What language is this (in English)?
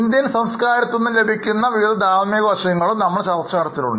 Malayalam